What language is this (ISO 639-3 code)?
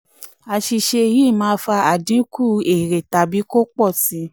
yor